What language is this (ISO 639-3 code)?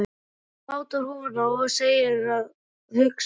isl